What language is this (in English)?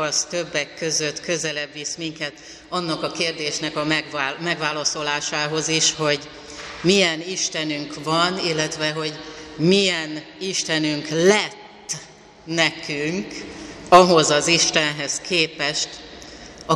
Hungarian